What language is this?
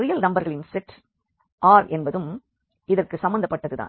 Tamil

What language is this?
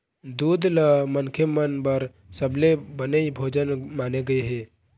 Chhattisgarhi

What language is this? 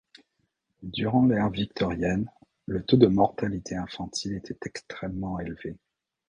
French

